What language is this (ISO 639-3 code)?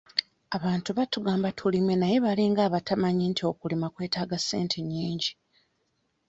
lug